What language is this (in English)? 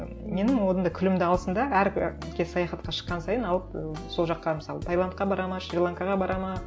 Kazakh